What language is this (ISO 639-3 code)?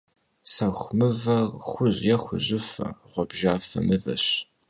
kbd